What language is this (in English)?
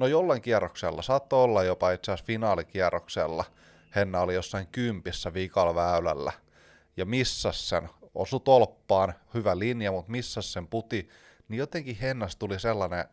Finnish